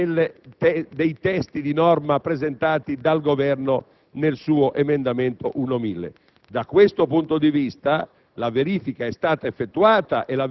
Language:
Italian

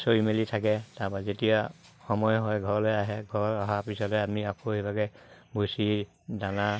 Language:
Assamese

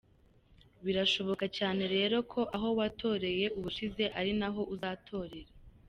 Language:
Kinyarwanda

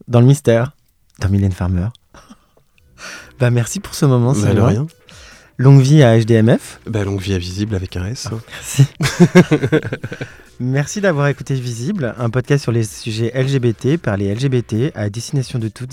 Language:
French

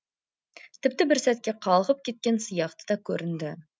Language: Kazakh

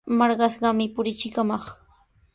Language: Sihuas Ancash Quechua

